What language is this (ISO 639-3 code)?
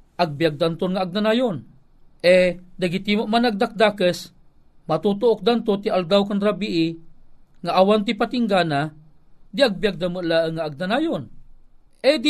fil